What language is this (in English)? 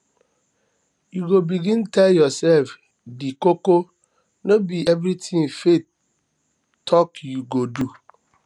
Nigerian Pidgin